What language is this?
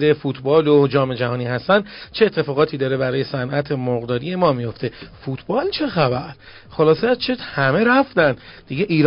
Persian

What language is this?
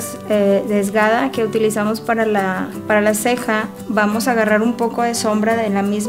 Spanish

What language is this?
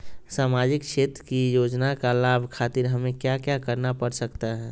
Magahi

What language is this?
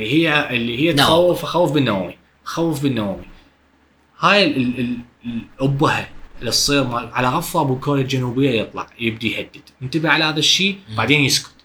Arabic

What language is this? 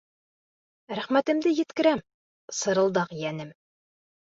Bashkir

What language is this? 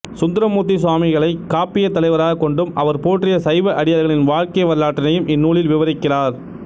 Tamil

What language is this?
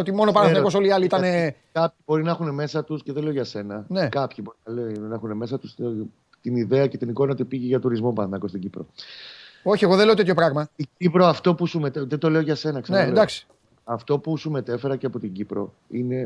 Greek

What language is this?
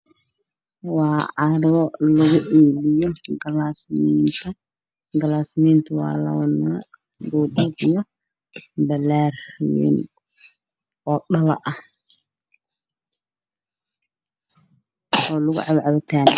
Somali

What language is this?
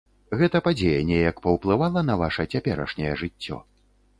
Belarusian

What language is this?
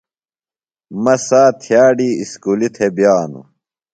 Phalura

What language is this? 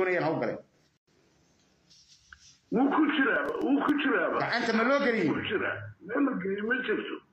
Arabic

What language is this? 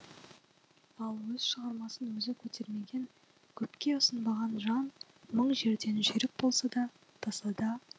Kazakh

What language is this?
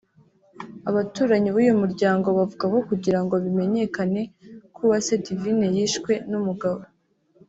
Kinyarwanda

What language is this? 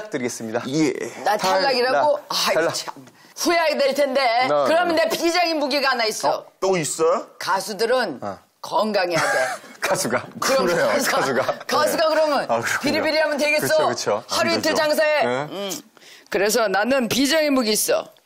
Korean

